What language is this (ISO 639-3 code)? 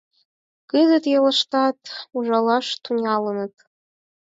chm